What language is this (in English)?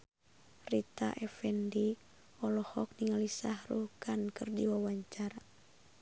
Sundanese